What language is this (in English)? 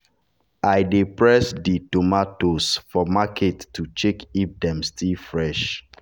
Nigerian Pidgin